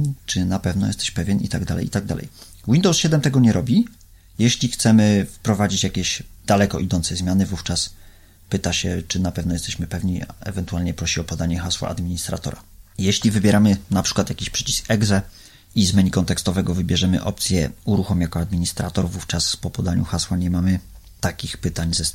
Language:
Polish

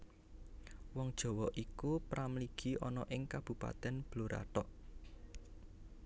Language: Javanese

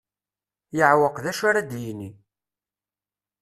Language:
Kabyle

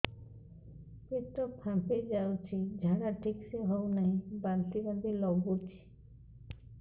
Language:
Odia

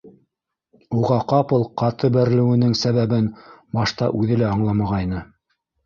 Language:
Bashkir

